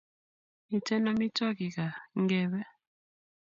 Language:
Kalenjin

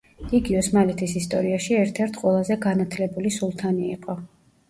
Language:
Georgian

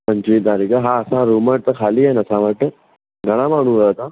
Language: Sindhi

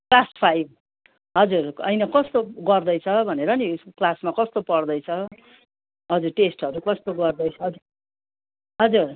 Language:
Nepali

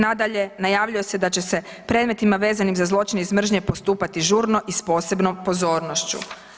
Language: Croatian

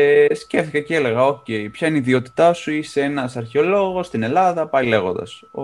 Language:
Greek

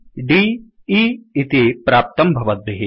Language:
Sanskrit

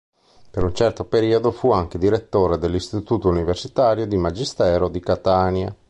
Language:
Italian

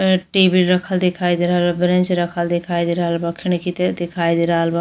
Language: Bhojpuri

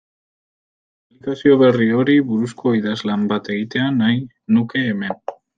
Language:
Basque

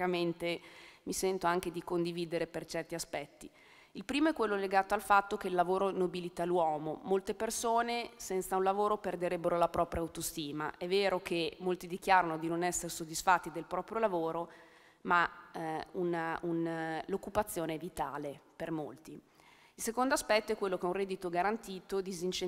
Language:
Italian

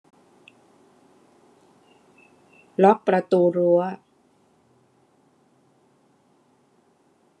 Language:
Thai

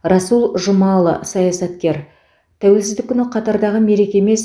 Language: Kazakh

